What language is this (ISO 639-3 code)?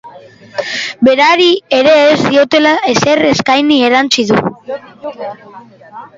eus